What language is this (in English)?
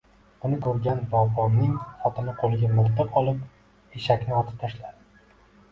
Uzbek